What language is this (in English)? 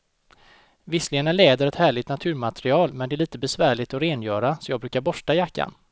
Swedish